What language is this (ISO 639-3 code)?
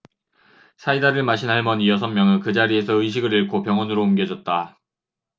kor